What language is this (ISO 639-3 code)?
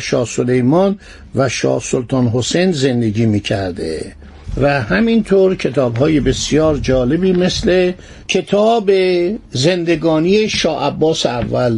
fas